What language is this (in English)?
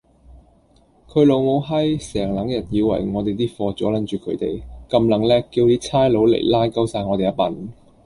Cantonese